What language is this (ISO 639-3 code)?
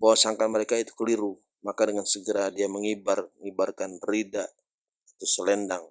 ind